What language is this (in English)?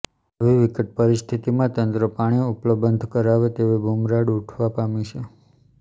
Gujarati